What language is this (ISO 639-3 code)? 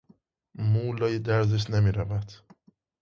fas